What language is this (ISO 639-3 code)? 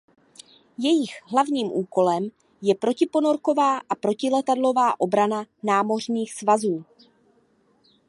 ces